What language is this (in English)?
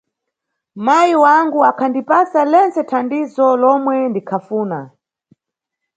Nyungwe